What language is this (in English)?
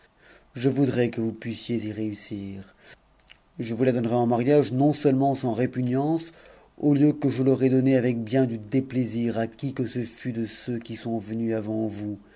French